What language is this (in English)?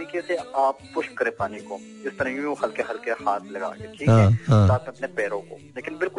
Hindi